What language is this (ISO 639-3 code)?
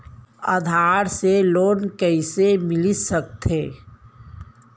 hne